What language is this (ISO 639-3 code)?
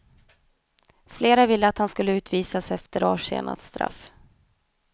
swe